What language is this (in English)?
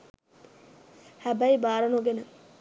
Sinhala